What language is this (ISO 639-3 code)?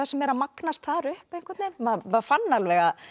isl